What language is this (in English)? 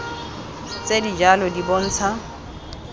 Tswana